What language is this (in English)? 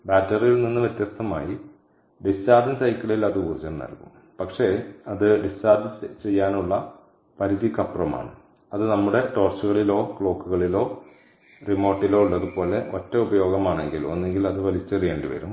Malayalam